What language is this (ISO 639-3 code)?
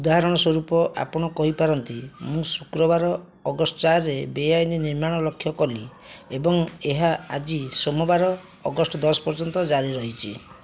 ori